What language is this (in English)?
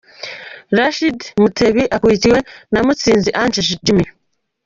Kinyarwanda